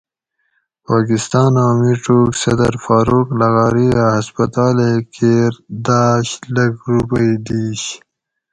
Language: Gawri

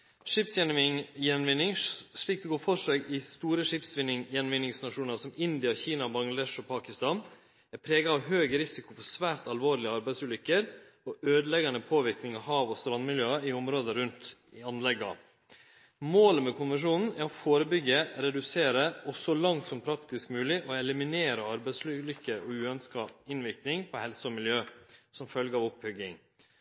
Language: Norwegian Nynorsk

